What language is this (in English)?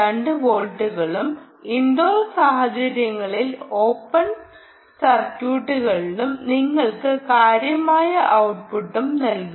Malayalam